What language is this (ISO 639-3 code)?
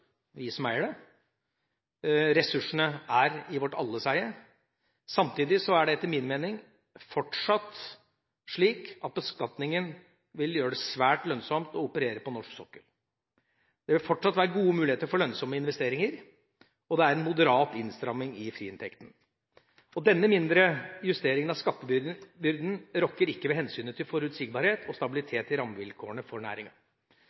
nob